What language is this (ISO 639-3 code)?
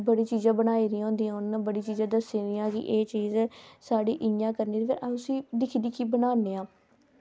doi